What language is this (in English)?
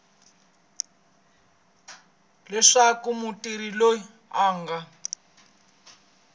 Tsonga